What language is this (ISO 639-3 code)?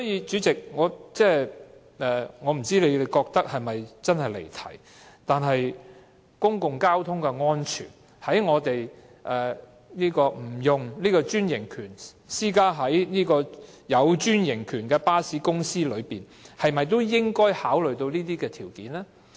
yue